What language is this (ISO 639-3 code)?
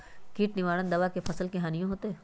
mag